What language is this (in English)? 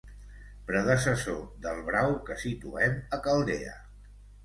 Catalan